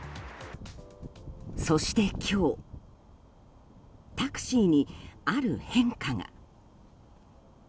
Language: Japanese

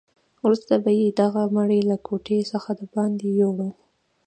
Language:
Pashto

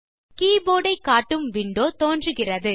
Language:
Tamil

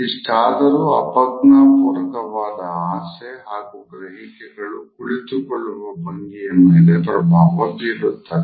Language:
Kannada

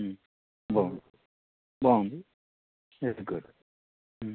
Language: Telugu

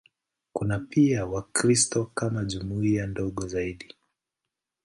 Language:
Swahili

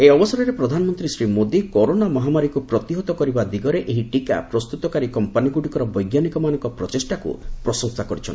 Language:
Odia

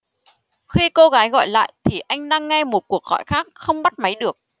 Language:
Vietnamese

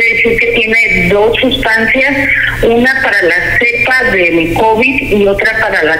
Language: Spanish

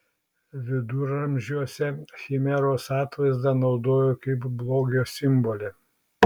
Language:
Lithuanian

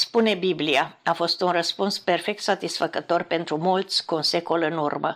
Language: Romanian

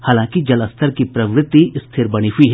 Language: Hindi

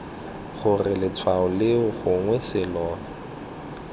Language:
Tswana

